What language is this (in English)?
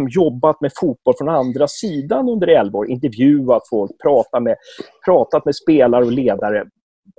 Swedish